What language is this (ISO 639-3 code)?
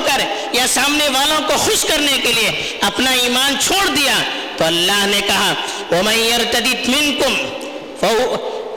urd